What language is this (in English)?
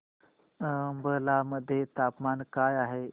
Marathi